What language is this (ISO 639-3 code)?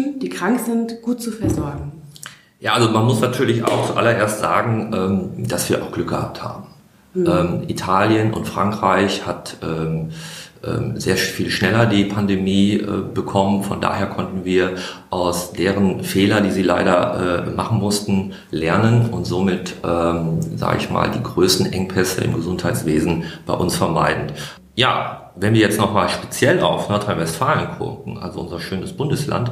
deu